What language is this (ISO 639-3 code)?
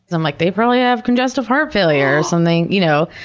eng